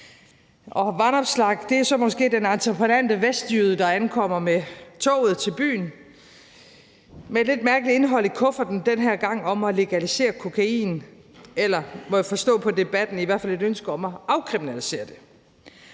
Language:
Danish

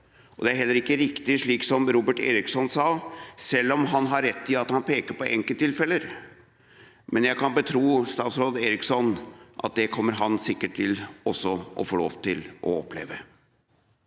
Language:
Norwegian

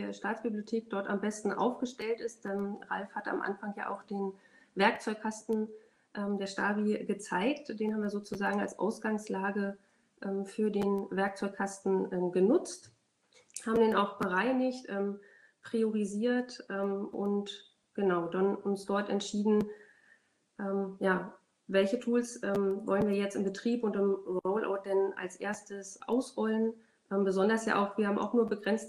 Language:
German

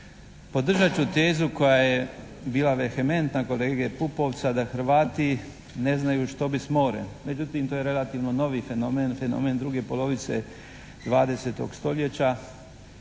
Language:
Croatian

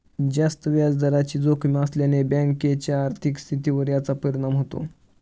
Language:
Marathi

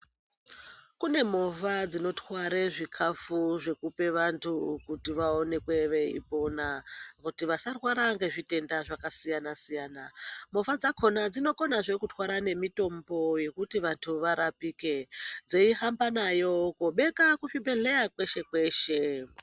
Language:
Ndau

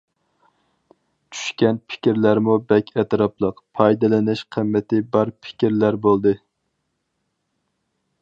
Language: Uyghur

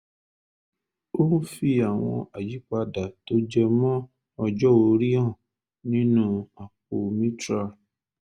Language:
Yoruba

